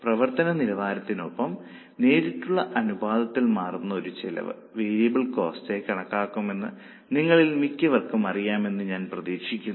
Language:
Malayalam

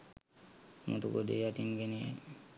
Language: Sinhala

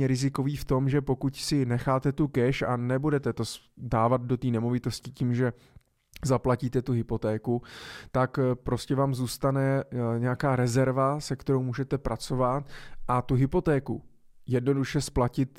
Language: Czech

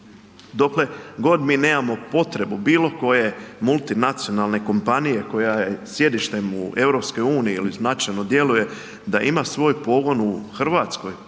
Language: Croatian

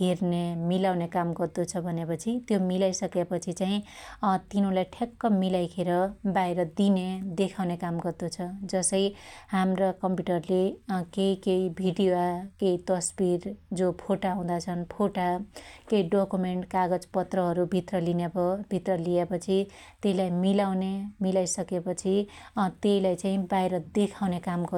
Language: Dotyali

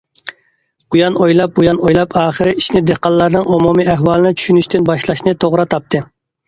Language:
Uyghur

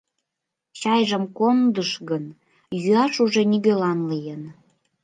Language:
Mari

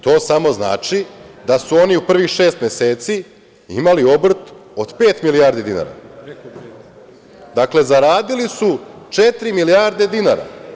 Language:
Serbian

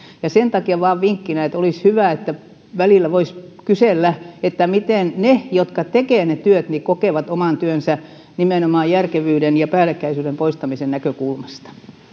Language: Finnish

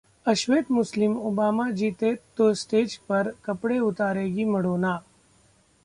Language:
Hindi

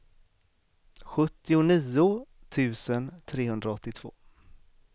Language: Swedish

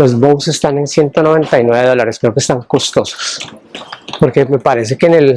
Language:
Spanish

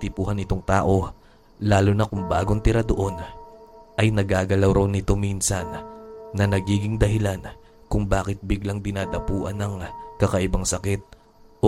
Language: Filipino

